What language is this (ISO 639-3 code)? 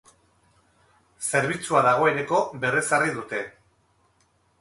eus